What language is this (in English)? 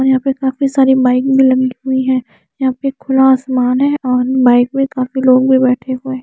Hindi